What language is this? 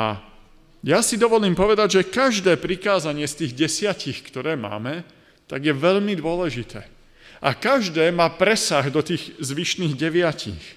Slovak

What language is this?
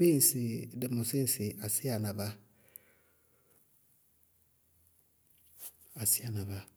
Bago-Kusuntu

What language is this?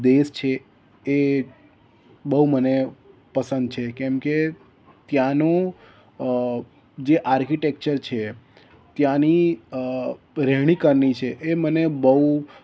Gujarati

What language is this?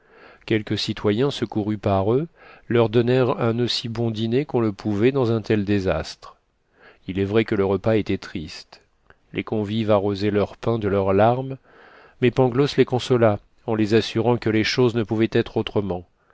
French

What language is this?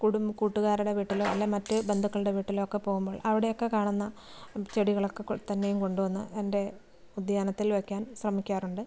Malayalam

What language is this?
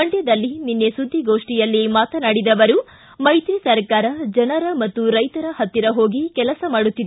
Kannada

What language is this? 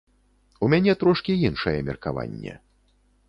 Belarusian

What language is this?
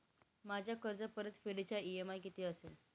Marathi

